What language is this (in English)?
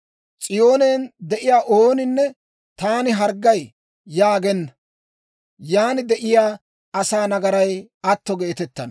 Dawro